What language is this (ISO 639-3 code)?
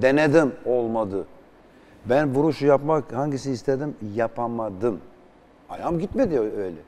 tur